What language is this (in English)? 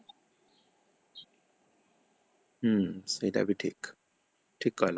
Odia